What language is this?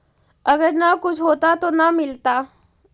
Magahi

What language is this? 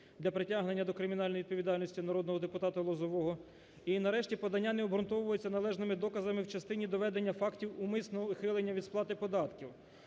Ukrainian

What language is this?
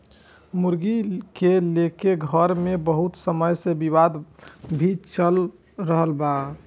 Bhojpuri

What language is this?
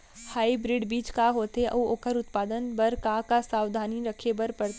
Chhattisgarhi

